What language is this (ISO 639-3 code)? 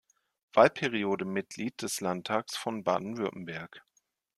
deu